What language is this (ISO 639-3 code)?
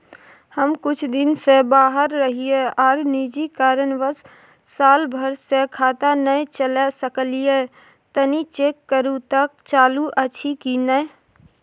mai